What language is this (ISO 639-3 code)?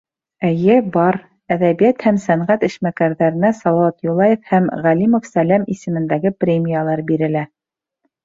bak